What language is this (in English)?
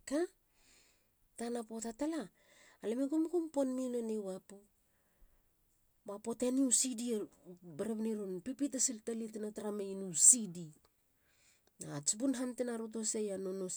Halia